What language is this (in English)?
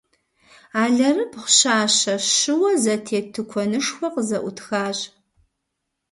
Kabardian